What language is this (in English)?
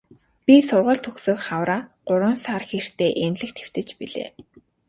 Mongolian